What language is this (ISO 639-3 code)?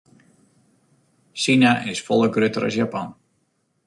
fry